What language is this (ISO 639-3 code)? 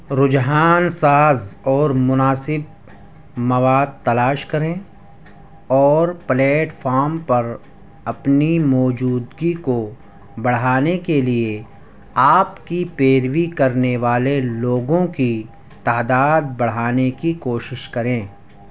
urd